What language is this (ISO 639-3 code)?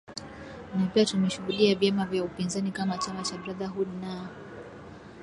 swa